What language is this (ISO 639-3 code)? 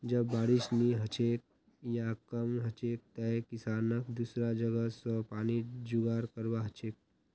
mag